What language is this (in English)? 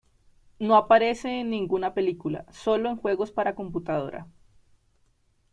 Spanish